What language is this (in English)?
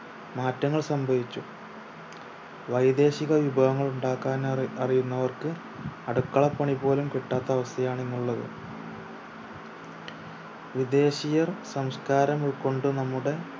Malayalam